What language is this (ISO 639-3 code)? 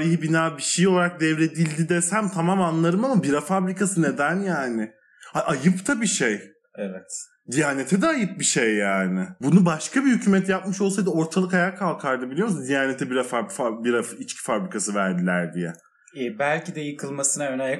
tur